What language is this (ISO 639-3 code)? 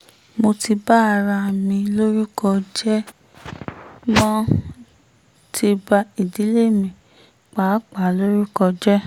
yor